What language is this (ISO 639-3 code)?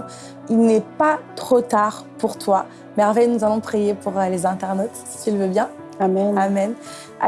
fra